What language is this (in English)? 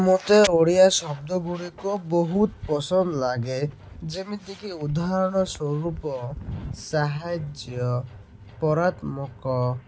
Odia